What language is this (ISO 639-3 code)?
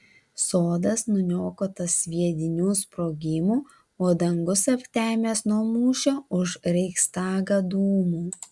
lit